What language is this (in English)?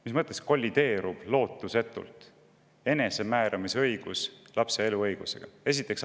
Estonian